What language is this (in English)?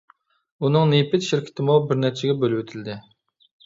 Uyghur